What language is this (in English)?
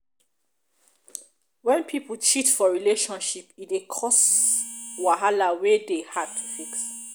Nigerian Pidgin